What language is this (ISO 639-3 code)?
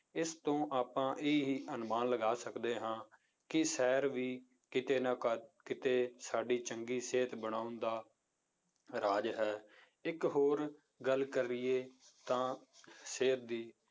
pan